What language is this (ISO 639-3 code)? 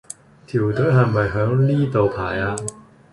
yue